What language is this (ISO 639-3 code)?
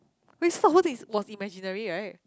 eng